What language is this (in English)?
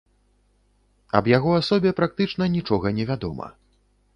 Belarusian